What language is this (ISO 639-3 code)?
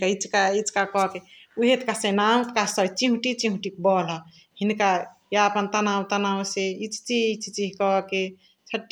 the